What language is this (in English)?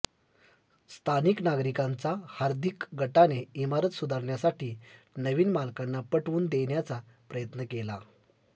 Marathi